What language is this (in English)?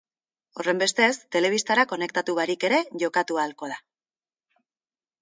Basque